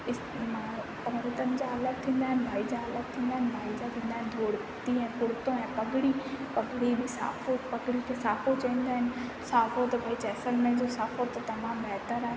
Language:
Sindhi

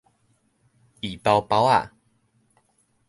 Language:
Min Nan Chinese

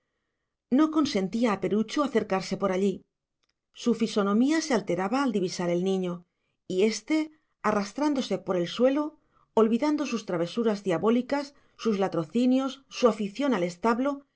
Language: Spanish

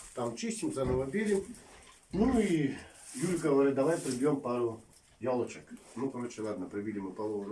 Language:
Russian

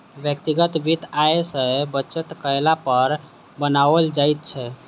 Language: Maithili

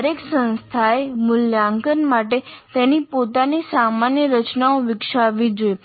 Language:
Gujarati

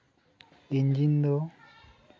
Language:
Santali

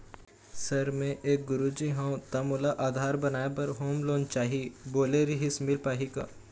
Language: Chhattisgarhi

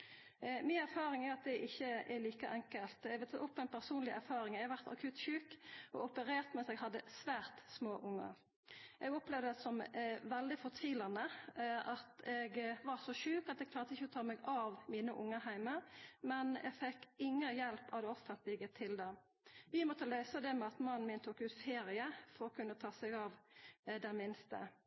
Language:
Norwegian Nynorsk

